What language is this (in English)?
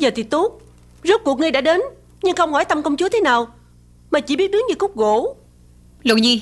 Vietnamese